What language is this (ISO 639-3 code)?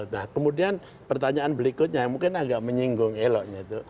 ind